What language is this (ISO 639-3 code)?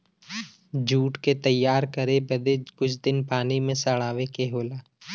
bho